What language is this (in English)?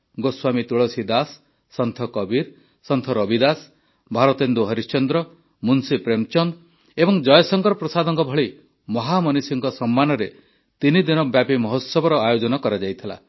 Odia